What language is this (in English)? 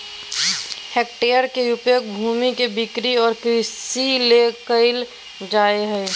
Magahi